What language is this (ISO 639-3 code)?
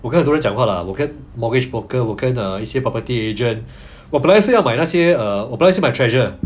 eng